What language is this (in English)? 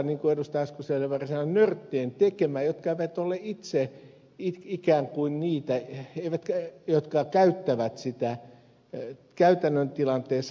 Finnish